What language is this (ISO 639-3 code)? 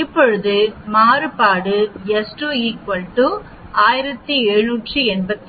tam